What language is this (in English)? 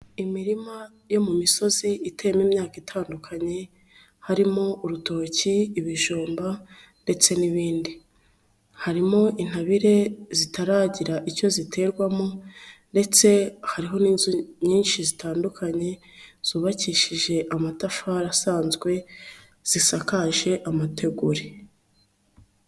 Kinyarwanda